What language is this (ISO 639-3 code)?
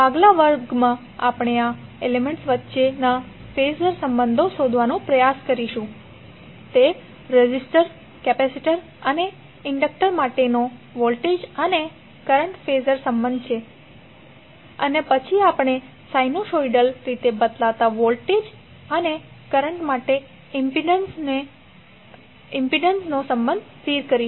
guj